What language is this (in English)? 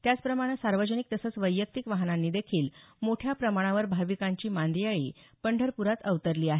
Marathi